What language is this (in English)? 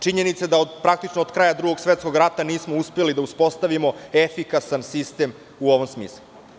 Serbian